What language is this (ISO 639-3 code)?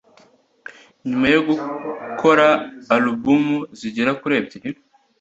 kin